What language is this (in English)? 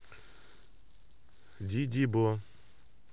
Russian